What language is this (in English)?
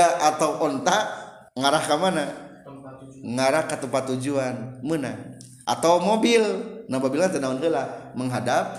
Indonesian